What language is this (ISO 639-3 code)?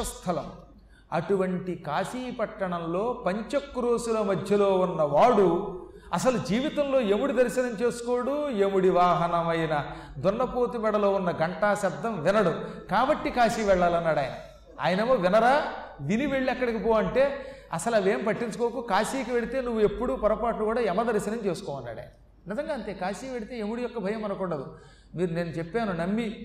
tel